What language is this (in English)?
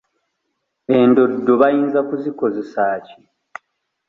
Ganda